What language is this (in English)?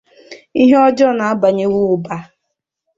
Igbo